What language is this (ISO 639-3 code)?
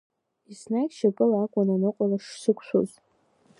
abk